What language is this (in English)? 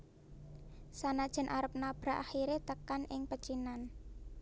Javanese